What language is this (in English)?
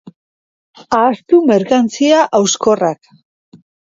Basque